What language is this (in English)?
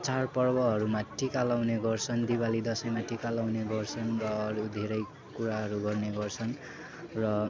Nepali